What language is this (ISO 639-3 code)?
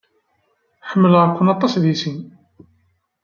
kab